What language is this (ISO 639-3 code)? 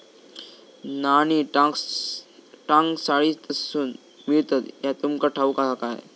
mar